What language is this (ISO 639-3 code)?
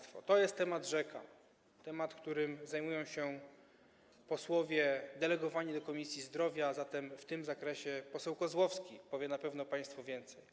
pol